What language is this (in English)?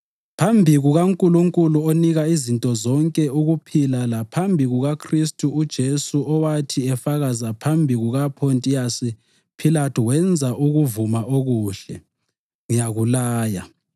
North Ndebele